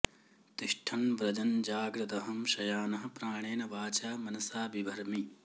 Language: Sanskrit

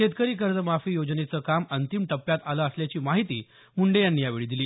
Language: Marathi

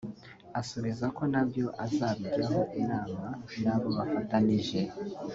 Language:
Kinyarwanda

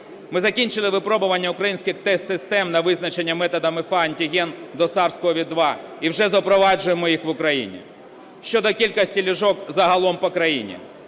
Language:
Ukrainian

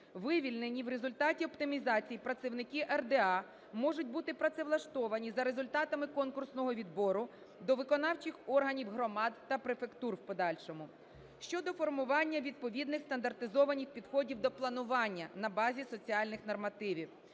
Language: Ukrainian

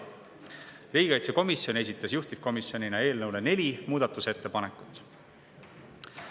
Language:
Estonian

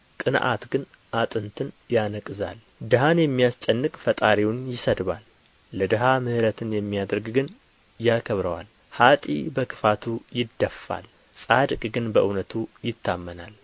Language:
Amharic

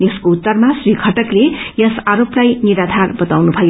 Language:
Nepali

